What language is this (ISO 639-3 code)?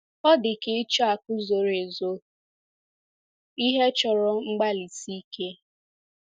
ibo